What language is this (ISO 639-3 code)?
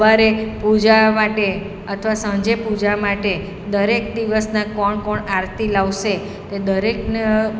guj